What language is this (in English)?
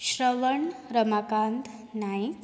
Konkani